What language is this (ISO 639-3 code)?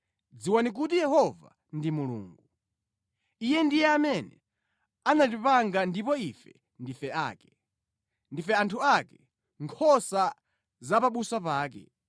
nya